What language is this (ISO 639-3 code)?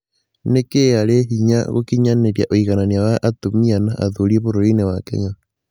kik